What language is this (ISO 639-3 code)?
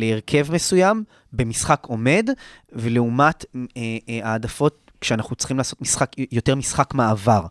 heb